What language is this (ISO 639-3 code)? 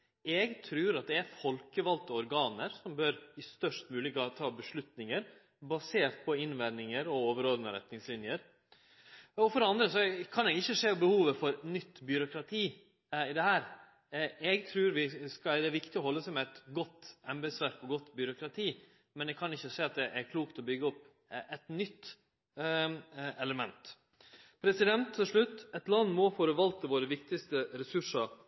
nno